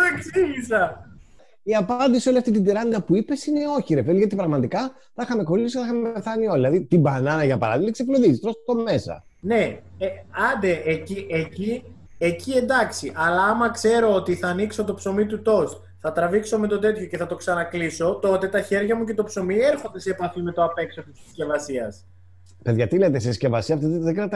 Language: Greek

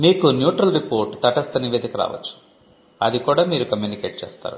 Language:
Telugu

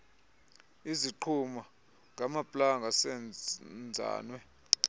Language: Xhosa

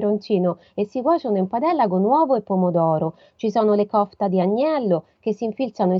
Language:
Italian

